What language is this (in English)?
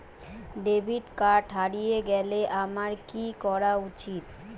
Bangla